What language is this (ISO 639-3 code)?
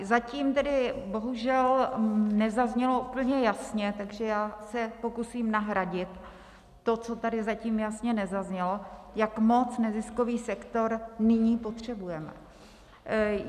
ces